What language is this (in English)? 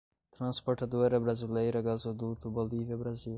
Portuguese